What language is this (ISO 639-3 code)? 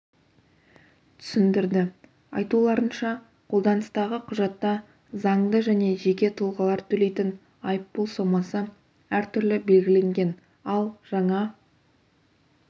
kaz